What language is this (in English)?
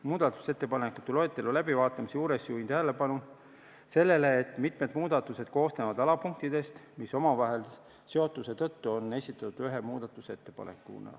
Estonian